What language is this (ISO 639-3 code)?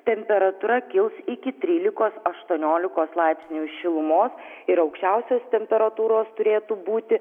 lit